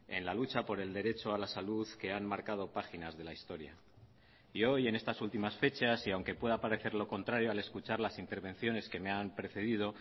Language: Spanish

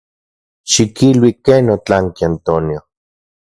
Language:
Central Puebla Nahuatl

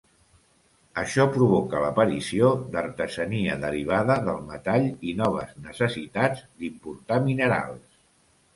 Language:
Catalan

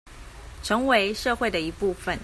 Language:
Chinese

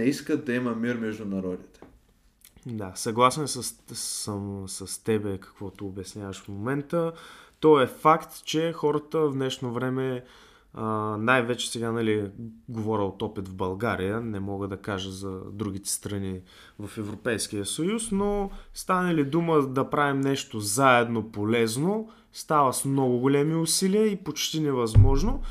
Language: Bulgarian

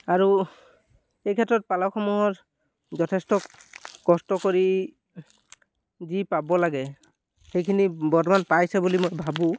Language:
Assamese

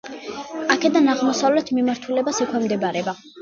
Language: Georgian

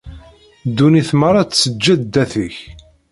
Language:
Kabyle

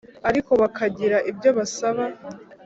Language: Kinyarwanda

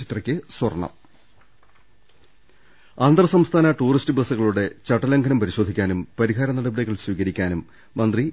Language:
Malayalam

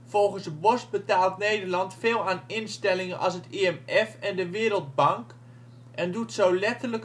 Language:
Dutch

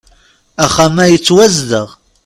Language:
Kabyle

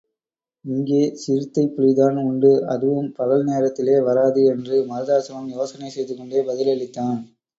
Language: Tamil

